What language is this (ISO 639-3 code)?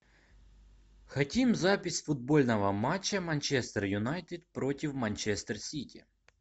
rus